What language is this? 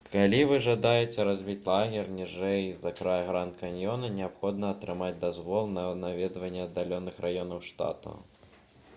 Belarusian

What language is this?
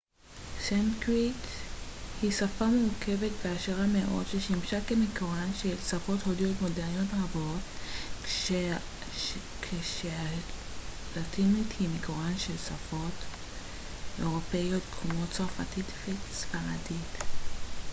Hebrew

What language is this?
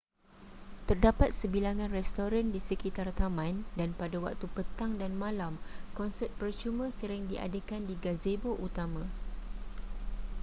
Malay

